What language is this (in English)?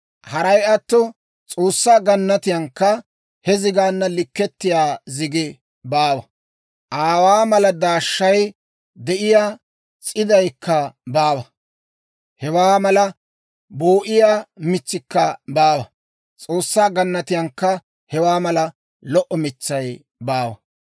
Dawro